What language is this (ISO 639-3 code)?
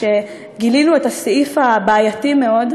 heb